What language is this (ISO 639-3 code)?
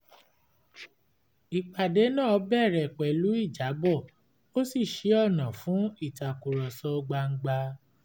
yor